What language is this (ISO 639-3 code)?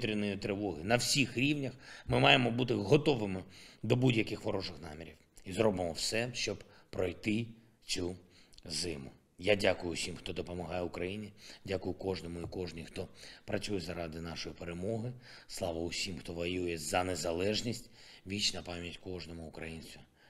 ukr